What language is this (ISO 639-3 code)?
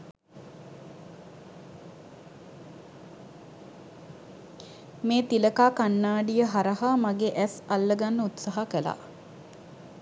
sin